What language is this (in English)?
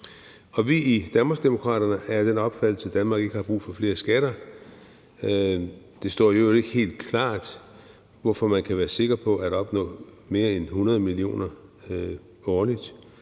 Danish